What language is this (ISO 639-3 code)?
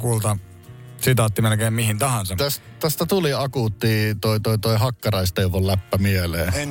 fin